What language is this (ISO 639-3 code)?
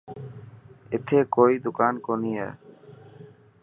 mki